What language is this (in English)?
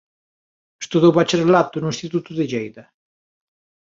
Galician